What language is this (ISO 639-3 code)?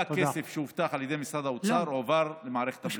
heb